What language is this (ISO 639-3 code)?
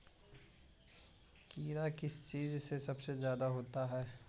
mag